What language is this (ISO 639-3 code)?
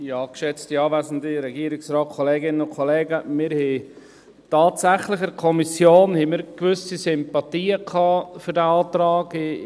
gsw